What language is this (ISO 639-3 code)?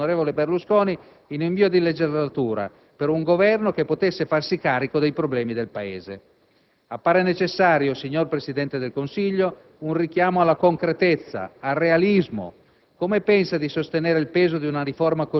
ita